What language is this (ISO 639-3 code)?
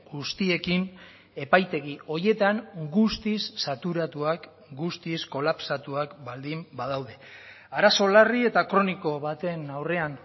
eus